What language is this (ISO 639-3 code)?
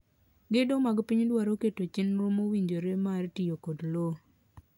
luo